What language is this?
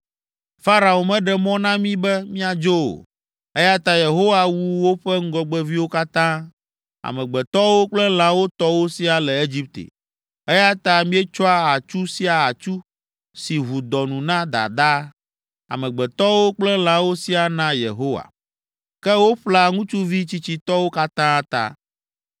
Ewe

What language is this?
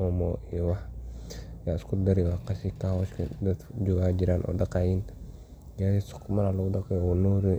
Somali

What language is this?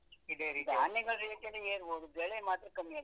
Kannada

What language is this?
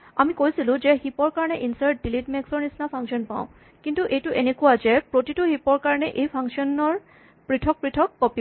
Assamese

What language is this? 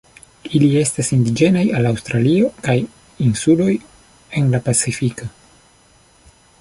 Esperanto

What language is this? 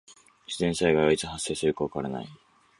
Japanese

